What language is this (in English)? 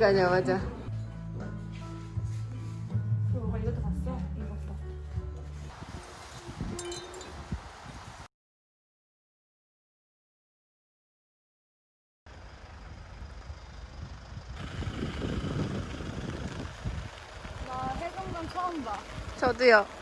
Korean